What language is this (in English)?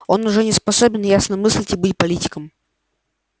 Russian